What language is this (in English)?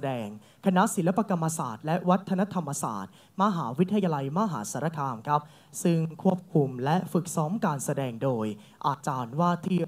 Thai